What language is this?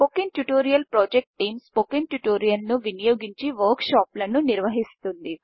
Telugu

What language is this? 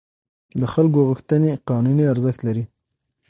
Pashto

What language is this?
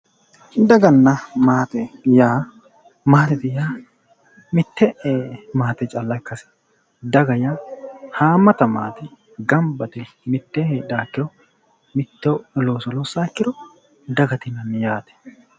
Sidamo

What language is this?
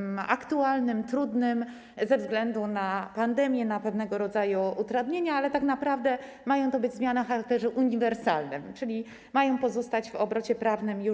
Polish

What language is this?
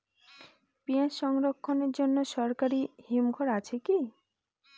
Bangla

